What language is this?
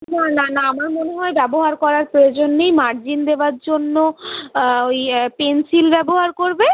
Bangla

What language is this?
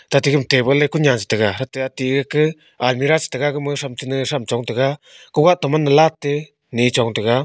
Wancho Naga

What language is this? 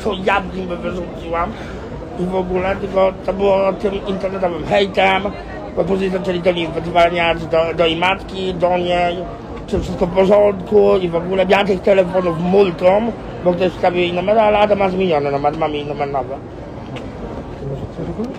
Polish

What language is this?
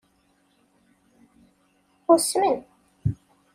Kabyle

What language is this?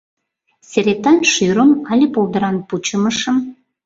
Mari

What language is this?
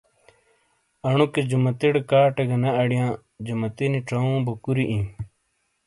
Shina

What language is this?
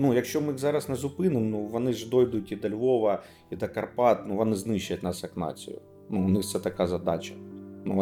Ukrainian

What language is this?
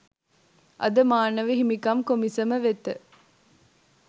Sinhala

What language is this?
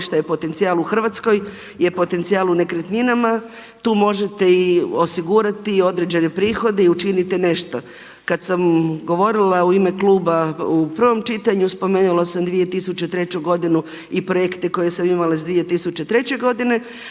Croatian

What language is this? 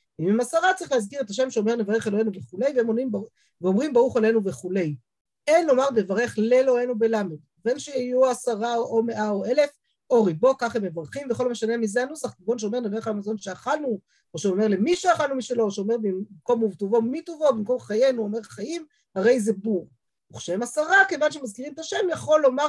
Hebrew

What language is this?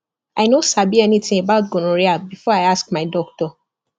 Nigerian Pidgin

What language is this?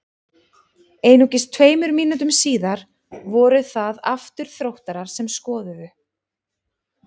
Icelandic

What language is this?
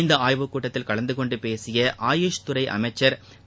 Tamil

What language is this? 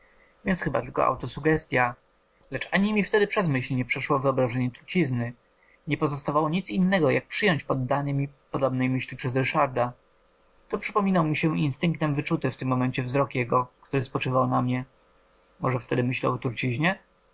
Polish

